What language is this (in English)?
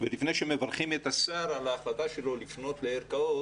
Hebrew